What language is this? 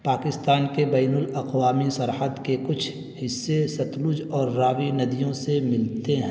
Urdu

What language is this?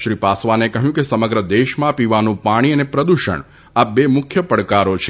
Gujarati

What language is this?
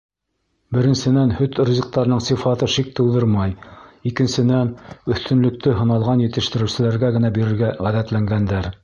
Bashkir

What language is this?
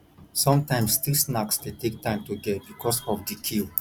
Nigerian Pidgin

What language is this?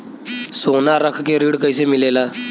Bhojpuri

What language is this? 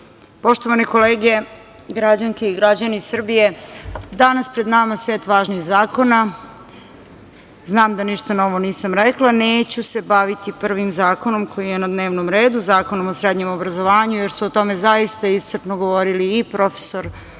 Serbian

